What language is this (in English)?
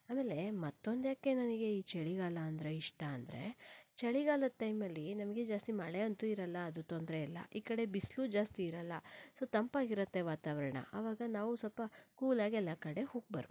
Kannada